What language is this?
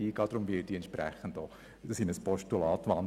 Swiss German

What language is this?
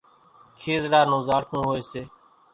Kachi Koli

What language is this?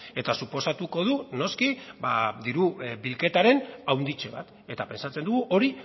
Basque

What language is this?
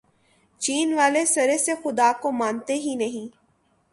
Urdu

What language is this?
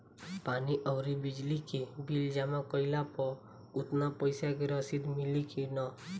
Bhojpuri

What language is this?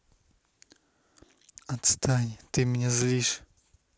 Russian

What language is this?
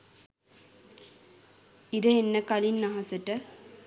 Sinhala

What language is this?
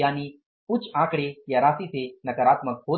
Hindi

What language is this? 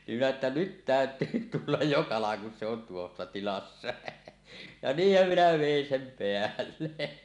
Finnish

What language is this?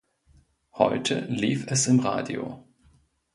German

